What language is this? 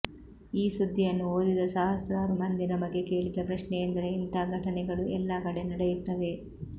Kannada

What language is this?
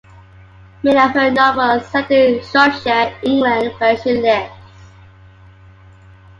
English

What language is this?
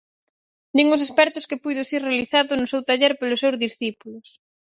Galician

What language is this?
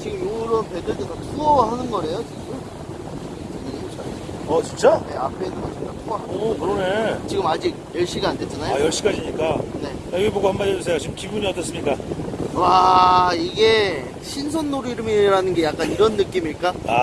Korean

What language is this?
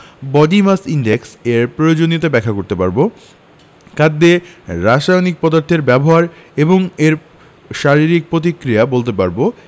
Bangla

